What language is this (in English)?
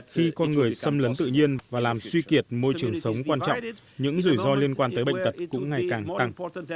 Vietnamese